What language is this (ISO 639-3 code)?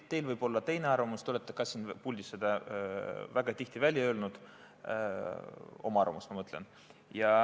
est